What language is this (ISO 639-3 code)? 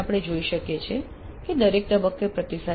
guj